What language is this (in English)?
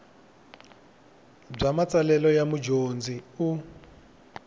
Tsonga